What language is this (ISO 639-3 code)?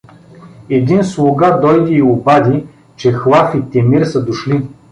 bul